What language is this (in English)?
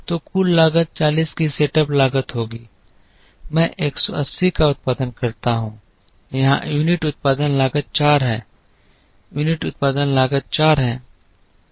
Hindi